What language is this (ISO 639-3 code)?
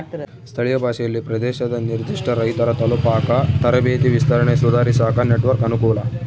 kan